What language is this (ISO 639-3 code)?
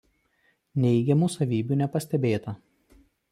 lit